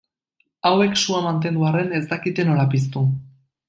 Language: Basque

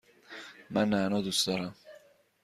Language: Persian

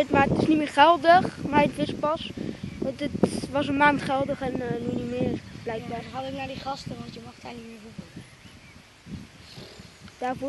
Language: Dutch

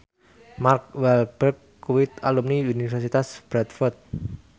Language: Javanese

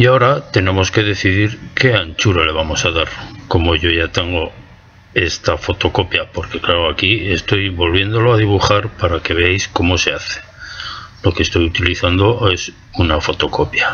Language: Spanish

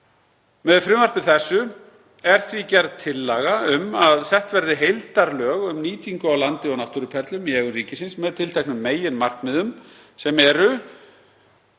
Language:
Icelandic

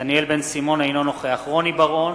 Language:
Hebrew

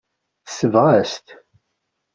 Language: Kabyle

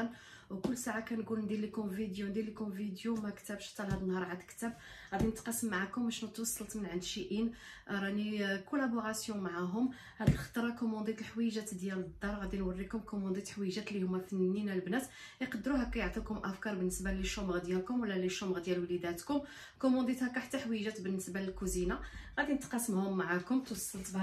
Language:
Arabic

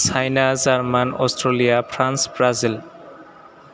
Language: Bodo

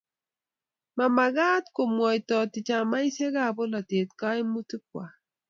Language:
Kalenjin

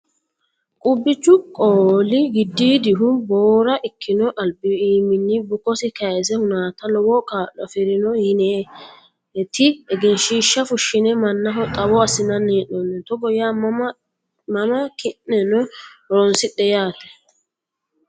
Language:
Sidamo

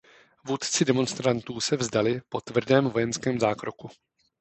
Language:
Czech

